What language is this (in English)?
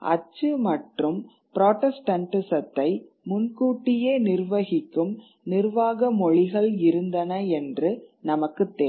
Tamil